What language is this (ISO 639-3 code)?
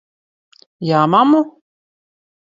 lav